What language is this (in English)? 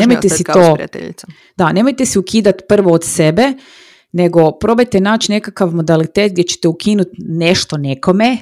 Croatian